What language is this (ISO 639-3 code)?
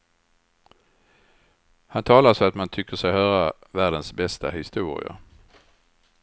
swe